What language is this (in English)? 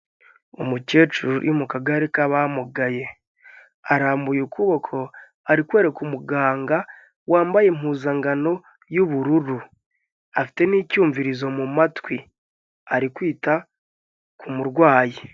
Kinyarwanda